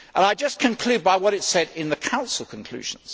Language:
English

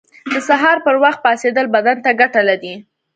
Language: Pashto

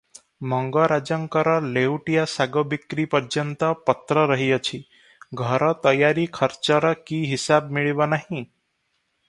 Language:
Odia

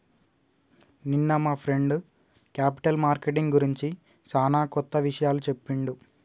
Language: Telugu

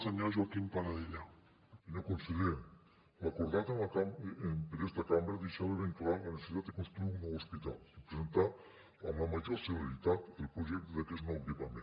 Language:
Catalan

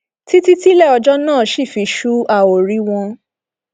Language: Yoruba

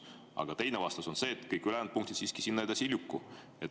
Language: Estonian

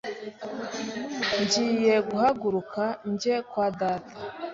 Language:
Kinyarwanda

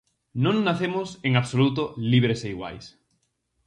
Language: Galician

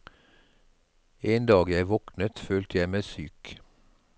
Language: Norwegian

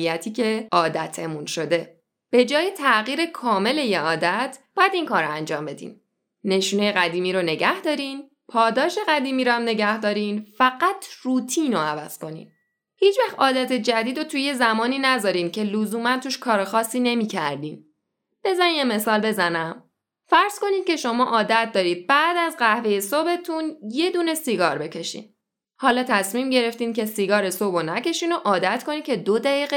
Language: Persian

